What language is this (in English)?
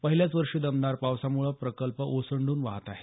Marathi